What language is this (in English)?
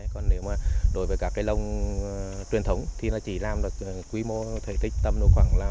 Vietnamese